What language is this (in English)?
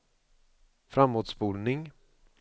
Swedish